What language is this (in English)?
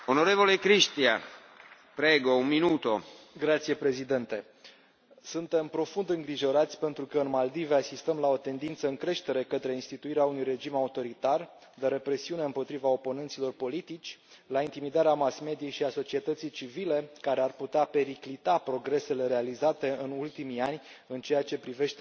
Romanian